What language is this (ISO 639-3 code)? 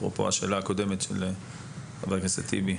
heb